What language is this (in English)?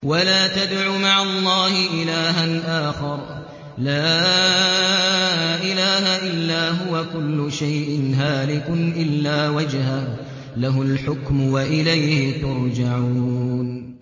Arabic